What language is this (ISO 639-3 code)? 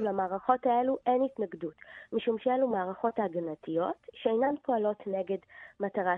heb